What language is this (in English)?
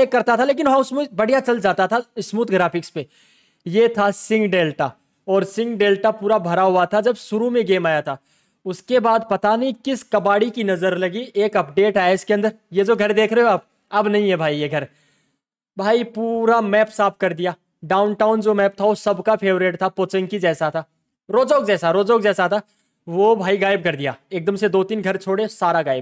Hindi